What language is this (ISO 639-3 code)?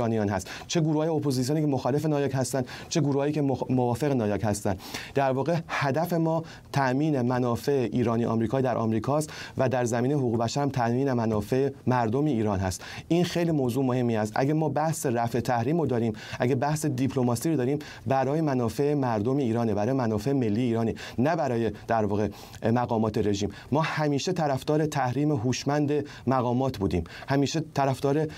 fas